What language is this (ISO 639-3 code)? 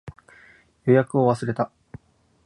jpn